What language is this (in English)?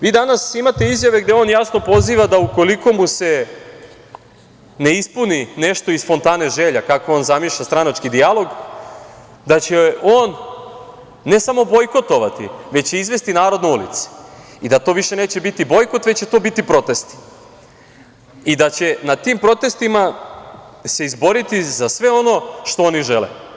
Serbian